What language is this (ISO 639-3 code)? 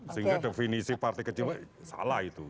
ind